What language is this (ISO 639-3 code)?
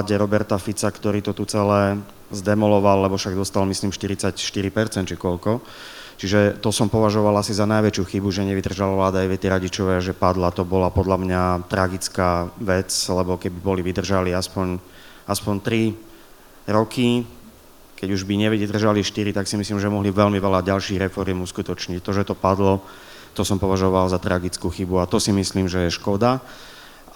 slk